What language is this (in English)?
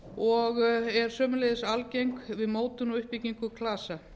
Icelandic